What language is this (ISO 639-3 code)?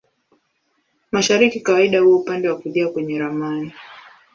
swa